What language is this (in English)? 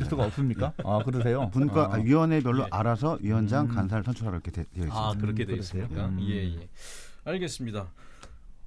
Korean